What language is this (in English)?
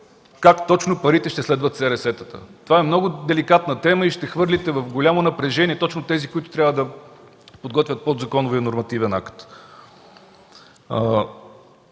Bulgarian